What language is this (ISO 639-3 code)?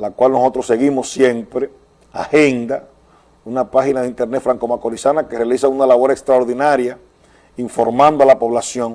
spa